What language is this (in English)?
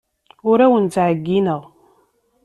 Kabyle